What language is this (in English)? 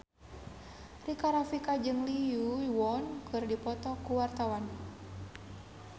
Sundanese